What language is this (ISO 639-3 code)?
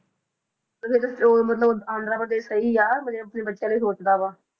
pan